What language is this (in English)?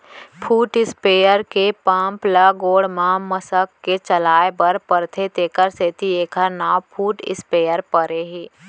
Chhattisgarhi